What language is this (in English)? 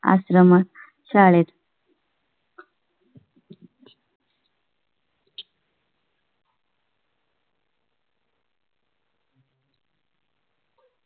Marathi